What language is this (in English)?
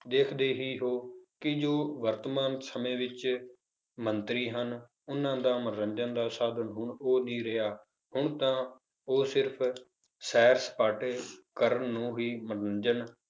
Punjabi